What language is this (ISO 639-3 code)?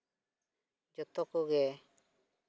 sat